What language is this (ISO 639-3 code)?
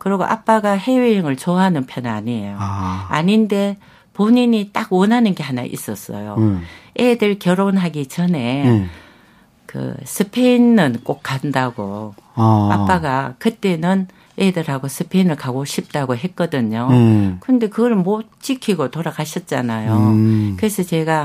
kor